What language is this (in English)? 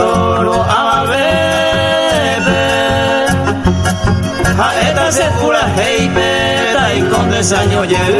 Spanish